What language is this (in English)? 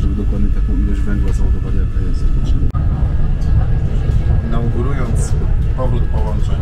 Polish